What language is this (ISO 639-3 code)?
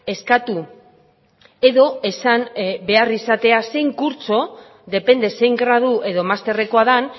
eus